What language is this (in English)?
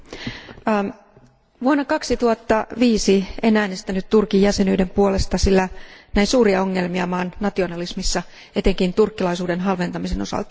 Finnish